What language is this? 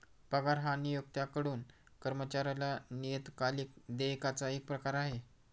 Marathi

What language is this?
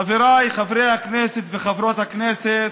Hebrew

